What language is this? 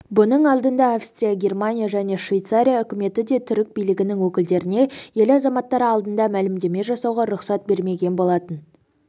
Kazakh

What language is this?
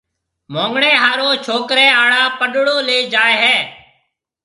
Marwari (Pakistan)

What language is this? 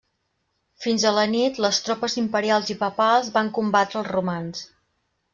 Catalan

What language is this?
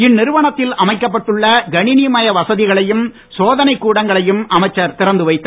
Tamil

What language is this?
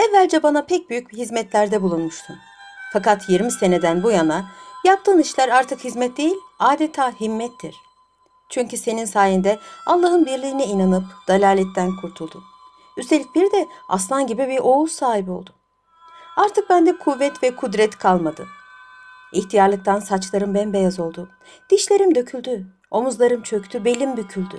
Turkish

